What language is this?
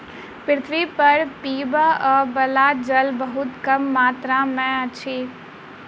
Maithili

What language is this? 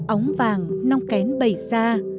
Vietnamese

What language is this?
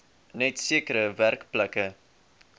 Afrikaans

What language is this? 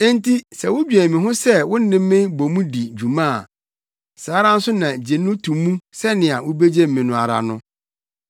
Akan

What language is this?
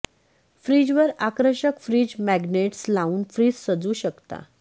Marathi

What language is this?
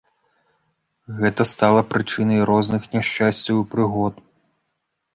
Belarusian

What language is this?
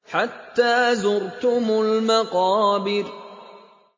Arabic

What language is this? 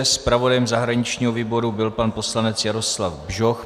Czech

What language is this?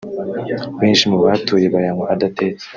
Kinyarwanda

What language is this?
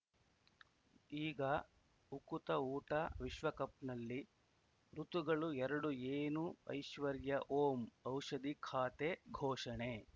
Kannada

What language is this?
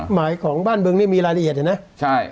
Thai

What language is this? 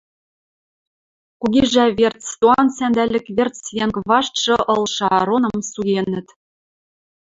Western Mari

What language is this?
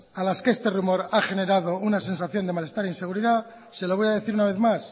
Spanish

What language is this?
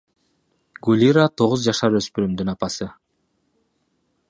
Kyrgyz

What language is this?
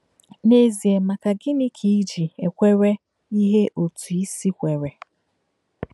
Igbo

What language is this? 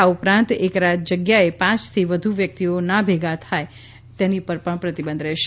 Gujarati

